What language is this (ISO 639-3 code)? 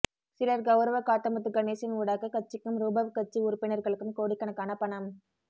tam